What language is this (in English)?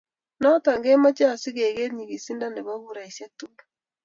Kalenjin